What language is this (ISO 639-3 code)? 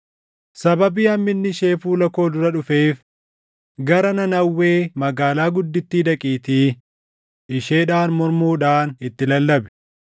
orm